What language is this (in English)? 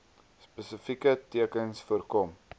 Afrikaans